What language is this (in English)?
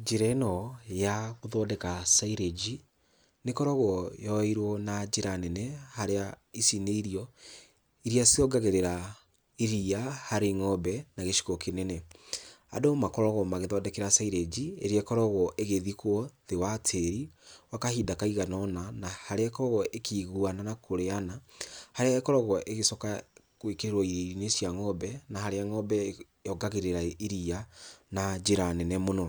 Kikuyu